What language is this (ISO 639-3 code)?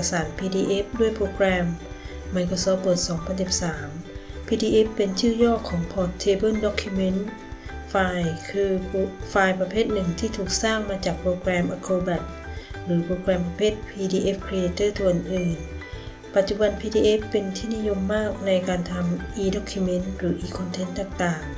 tha